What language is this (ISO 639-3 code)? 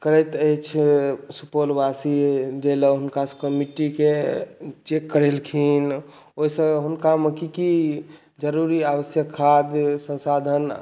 mai